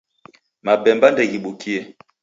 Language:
Taita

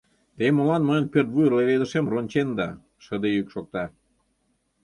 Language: Mari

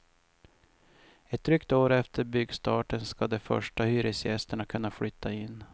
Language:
Swedish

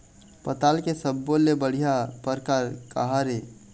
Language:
Chhattisgarhi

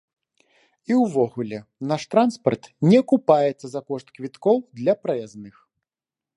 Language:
Belarusian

